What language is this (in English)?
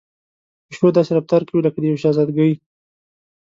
Pashto